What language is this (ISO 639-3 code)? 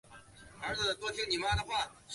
zho